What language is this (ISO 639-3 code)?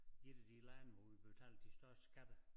dan